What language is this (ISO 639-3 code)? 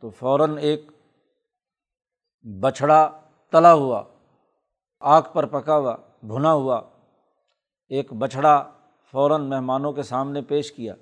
urd